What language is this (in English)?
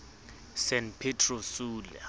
Southern Sotho